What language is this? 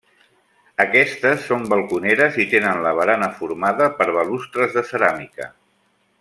Catalan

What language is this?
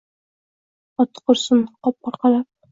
Uzbek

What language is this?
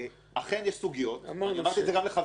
Hebrew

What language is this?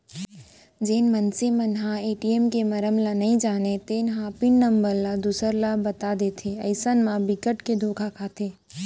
Chhattisgarhi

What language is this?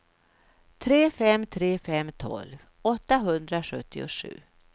Swedish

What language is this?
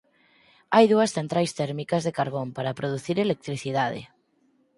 Galician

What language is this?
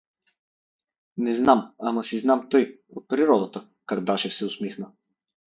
Bulgarian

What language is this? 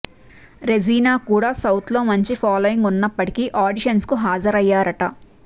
Telugu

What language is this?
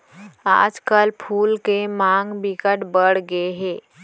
Chhattisgarhi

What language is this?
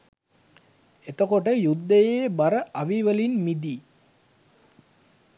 Sinhala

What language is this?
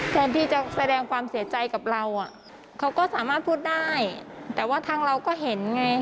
Thai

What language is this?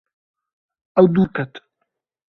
Kurdish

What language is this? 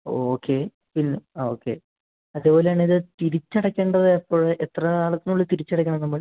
Malayalam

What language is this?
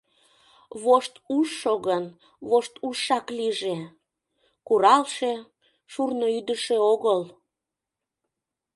Mari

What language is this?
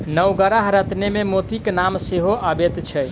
Maithili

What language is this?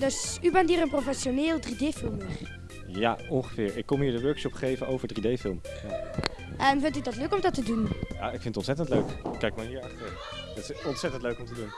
Dutch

